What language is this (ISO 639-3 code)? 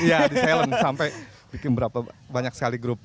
ind